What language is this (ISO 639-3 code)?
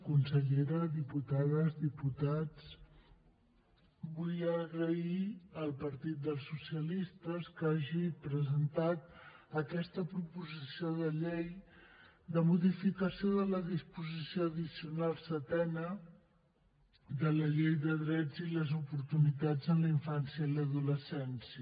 cat